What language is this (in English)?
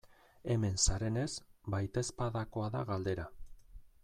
Basque